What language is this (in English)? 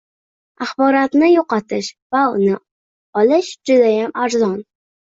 Uzbek